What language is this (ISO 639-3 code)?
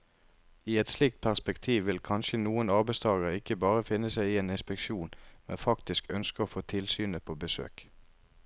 nor